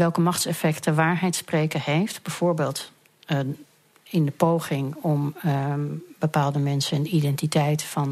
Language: Dutch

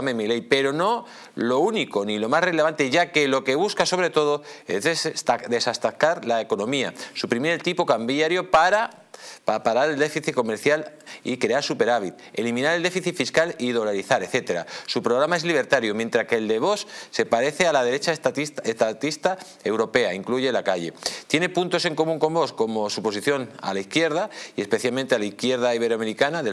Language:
Spanish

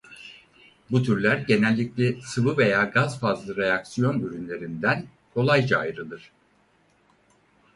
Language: Turkish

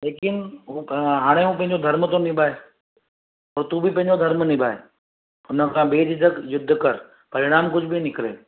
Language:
Sindhi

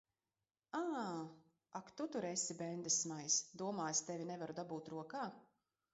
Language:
Latvian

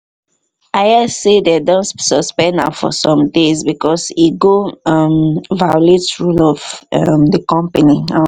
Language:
Nigerian Pidgin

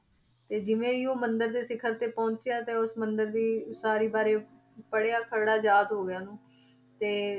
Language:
Punjabi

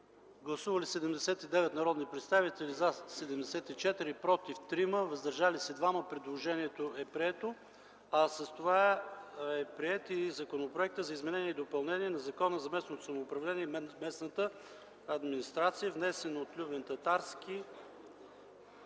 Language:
Bulgarian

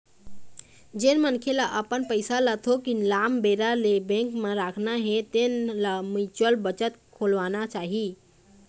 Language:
Chhattisgarhi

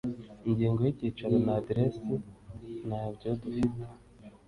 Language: Kinyarwanda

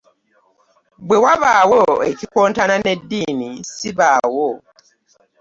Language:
Ganda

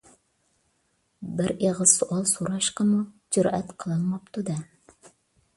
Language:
Uyghur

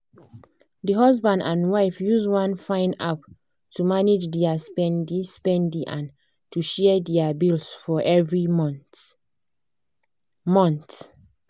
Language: Nigerian Pidgin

